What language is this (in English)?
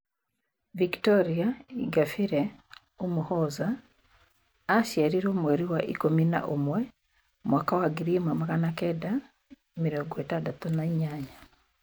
Kikuyu